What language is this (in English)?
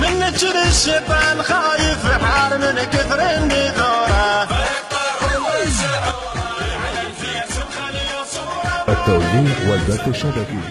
Arabic